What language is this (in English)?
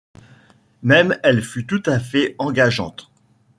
French